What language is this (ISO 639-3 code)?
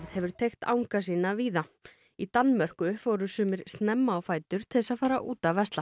isl